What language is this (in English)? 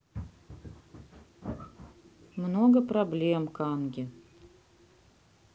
Russian